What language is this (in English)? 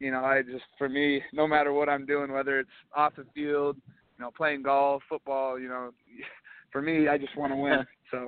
English